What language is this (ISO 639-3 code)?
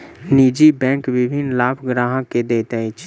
mai